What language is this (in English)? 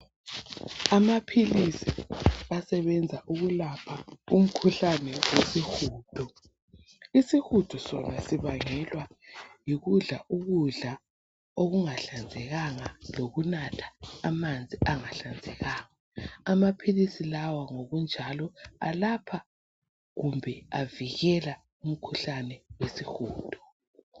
North Ndebele